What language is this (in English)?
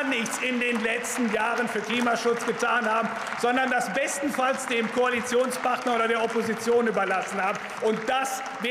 German